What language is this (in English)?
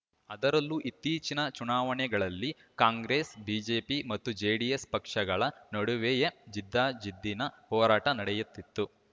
Kannada